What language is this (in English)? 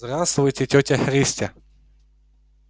Russian